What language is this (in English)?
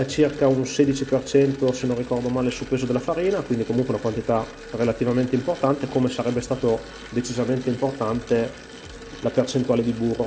Italian